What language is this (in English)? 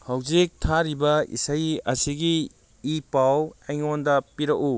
Manipuri